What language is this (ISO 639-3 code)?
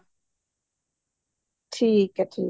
pan